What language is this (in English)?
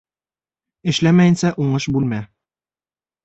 Bashkir